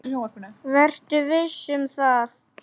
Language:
Icelandic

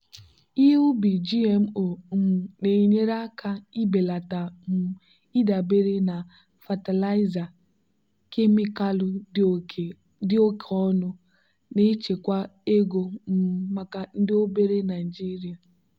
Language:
Igbo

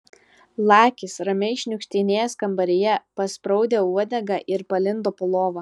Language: Lithuanian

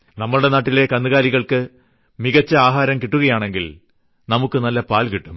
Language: Malayalam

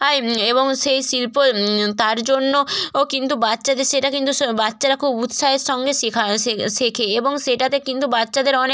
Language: Bangla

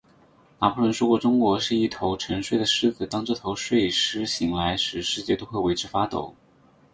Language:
Chinese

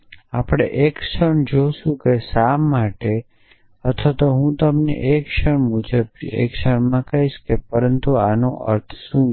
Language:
Gujarati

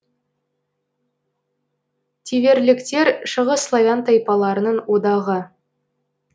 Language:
Kazakh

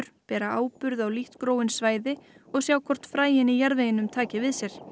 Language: Icelandic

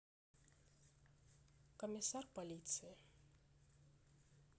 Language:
Russian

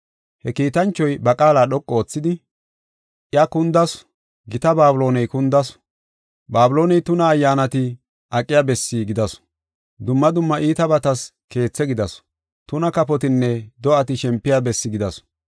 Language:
Gofa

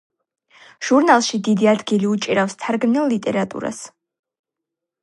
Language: Georgian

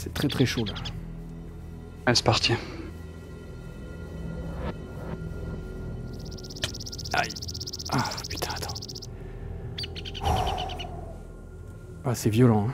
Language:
French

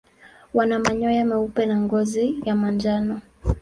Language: Swahili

